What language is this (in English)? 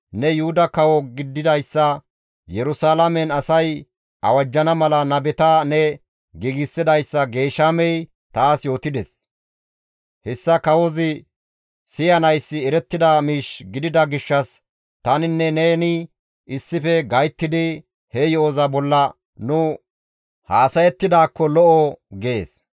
Gamo